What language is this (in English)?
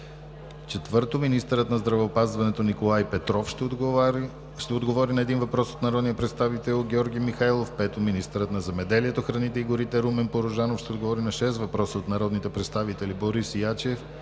Bulgarian